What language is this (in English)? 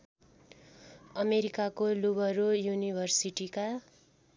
Nepali